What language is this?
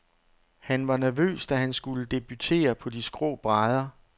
Danish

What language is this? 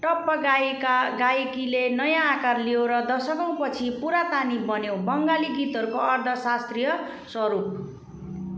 Nepali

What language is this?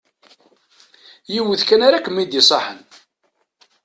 Kabyle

